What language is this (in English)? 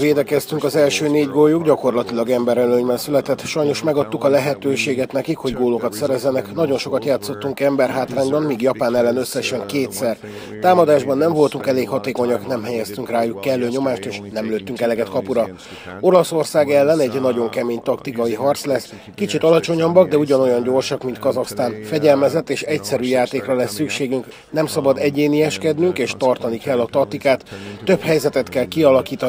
Hungarian